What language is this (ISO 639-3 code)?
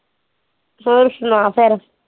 pan